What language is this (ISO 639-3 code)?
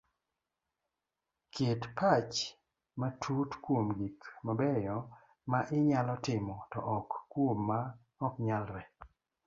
luo